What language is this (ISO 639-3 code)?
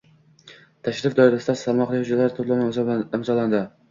uzb